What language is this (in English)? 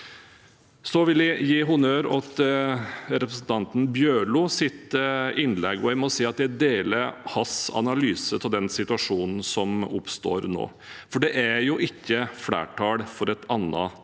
Norwegian